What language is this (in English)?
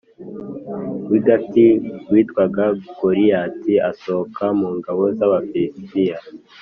Kinyarwanda